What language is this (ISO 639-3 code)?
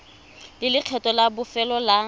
tsn